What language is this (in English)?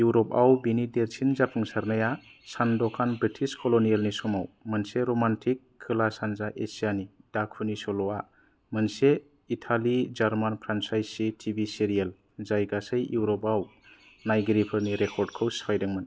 Bodo